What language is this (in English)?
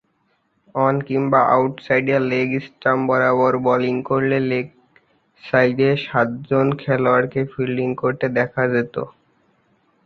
Bangla